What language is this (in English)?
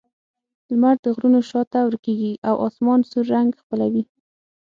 Pashto